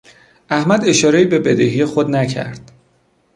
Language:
Persian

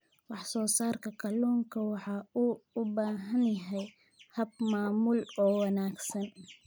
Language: Somali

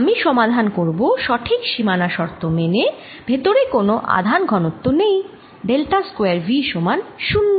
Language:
Bangla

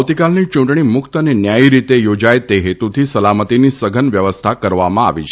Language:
Gujarati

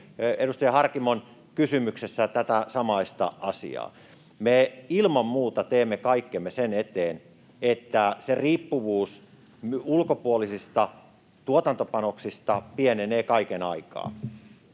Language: Finnish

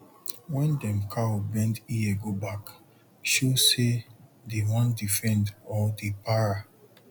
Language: Nigerian Pidgin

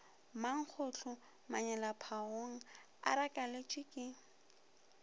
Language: Northern Sotho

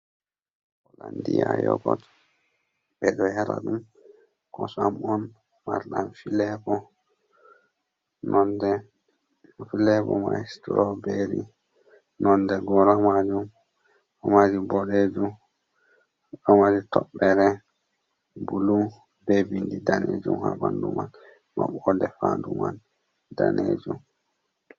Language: Fula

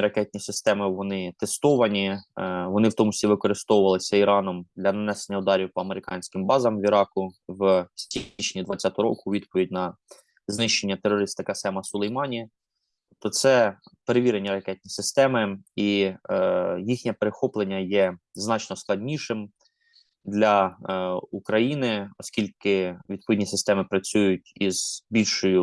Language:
Ukrainian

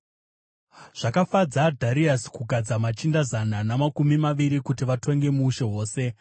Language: Shona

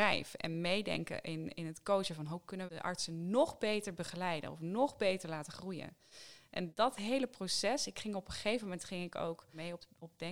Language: Dutch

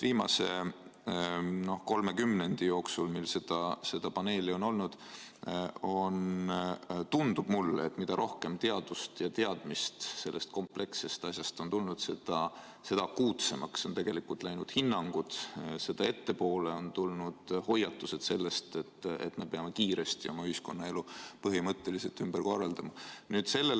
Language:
Estonian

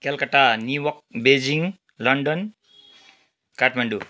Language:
Nepali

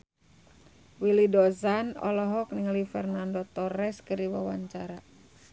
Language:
Sundanese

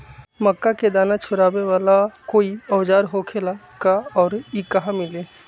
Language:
Magahi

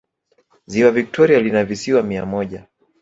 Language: Swahili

